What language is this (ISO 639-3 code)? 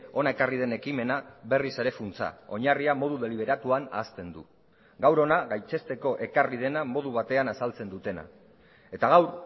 eus